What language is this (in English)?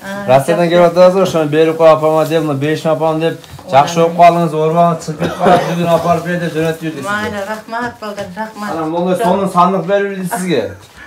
Turkish